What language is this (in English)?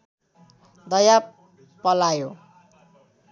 Nepali